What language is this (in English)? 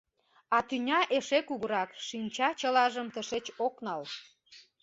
Mari